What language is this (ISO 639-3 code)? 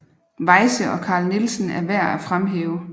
dan